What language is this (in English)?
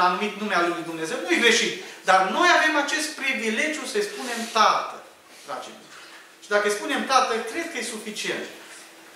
Romanian